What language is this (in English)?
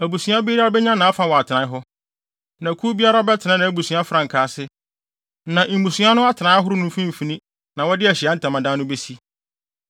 Akan